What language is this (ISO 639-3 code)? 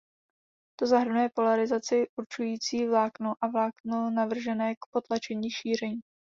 ces